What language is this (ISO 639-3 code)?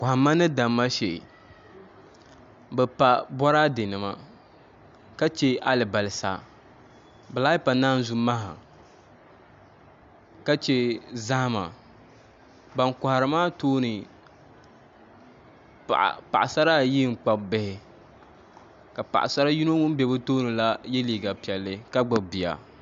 dag